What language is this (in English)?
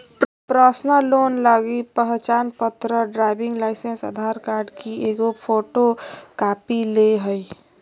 Magahi